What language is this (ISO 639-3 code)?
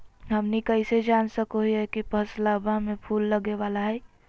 mag